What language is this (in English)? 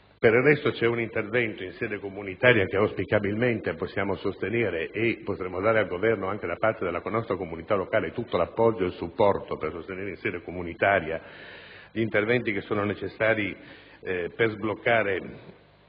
Italian